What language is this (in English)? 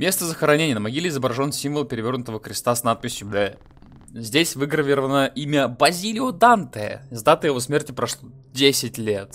Russian